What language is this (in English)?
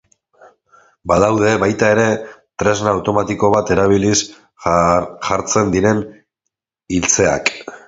Basque